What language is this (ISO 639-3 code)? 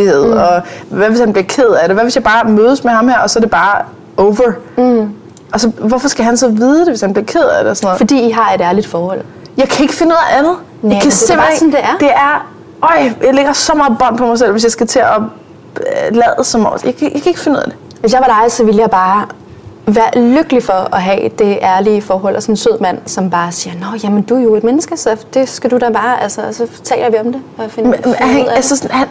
dan